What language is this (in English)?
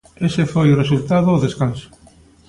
Galician